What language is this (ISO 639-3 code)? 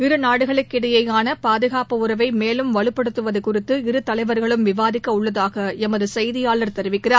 tam